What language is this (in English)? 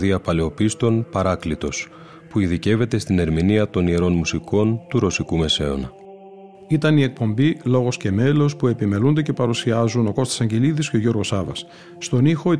Greek